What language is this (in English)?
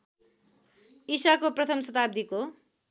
Nepali